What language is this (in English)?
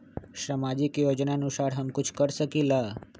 Magahi